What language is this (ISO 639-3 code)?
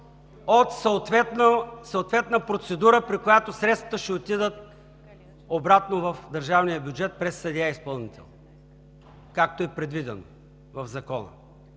bul